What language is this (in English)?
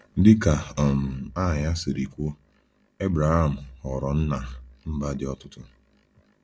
Igbo